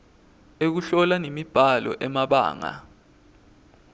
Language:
Swati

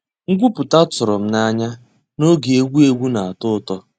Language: Igbo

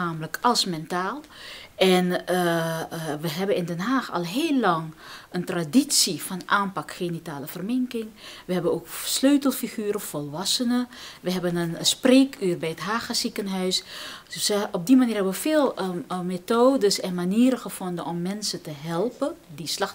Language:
Dutch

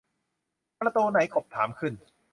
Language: Thai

